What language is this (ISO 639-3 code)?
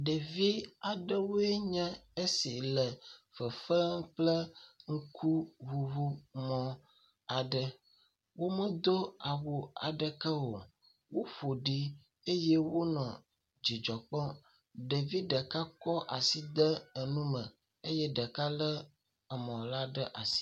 ewe